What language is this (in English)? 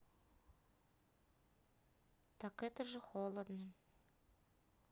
Russian